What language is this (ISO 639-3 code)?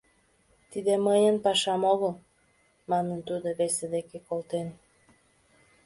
chm